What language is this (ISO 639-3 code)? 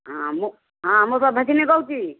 ori